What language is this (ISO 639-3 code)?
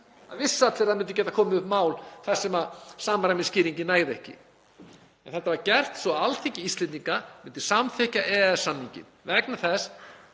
isl